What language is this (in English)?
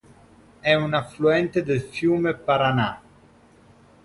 Italian